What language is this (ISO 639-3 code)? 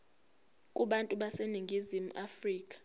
zul